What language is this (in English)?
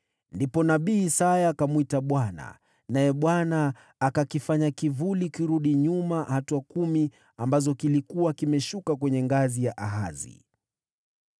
Swahili